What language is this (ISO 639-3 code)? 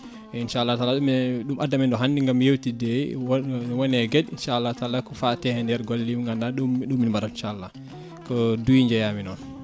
ful